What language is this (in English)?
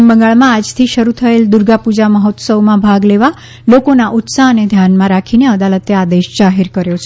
Gujarati